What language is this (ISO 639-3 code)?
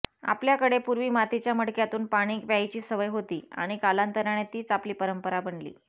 mar